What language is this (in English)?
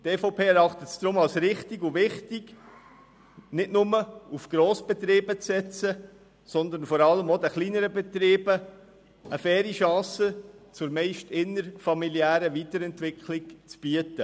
Swiss German